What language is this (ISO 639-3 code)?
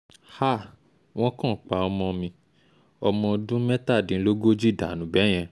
yor